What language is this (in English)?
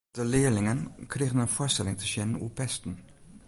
Western Frisian